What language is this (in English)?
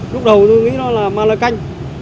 Vietnamese